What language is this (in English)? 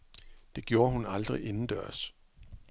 Danish